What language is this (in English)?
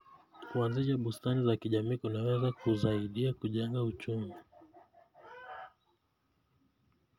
Kalenjin